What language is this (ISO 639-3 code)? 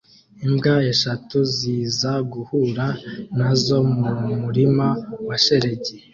kin